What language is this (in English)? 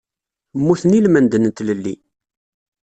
Kabyle